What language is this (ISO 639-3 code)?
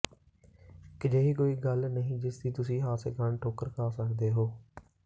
pan